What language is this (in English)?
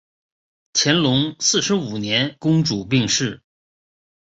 Chinese